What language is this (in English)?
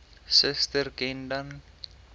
Afrikaans